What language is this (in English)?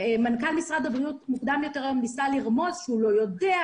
Hebrew